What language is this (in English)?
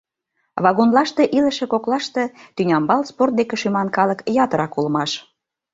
Mari